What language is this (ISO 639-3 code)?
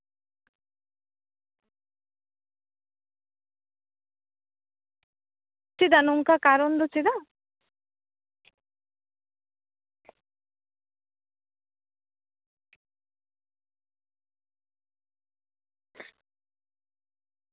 sat